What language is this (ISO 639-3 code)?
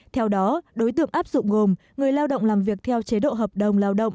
vie